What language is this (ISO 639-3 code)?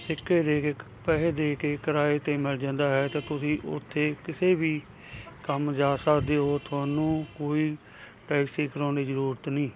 pan